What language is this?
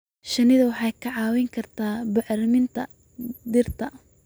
Somali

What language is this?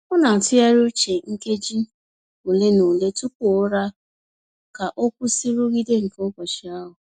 Igbo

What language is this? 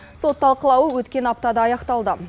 Kazakh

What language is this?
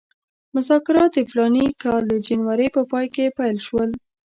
Pashto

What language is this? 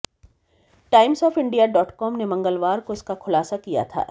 Hindi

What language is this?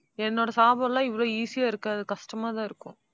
Tamil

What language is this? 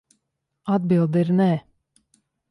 Latvian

